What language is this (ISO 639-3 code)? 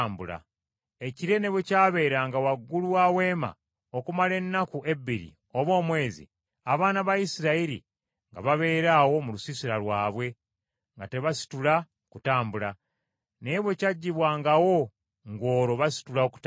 lug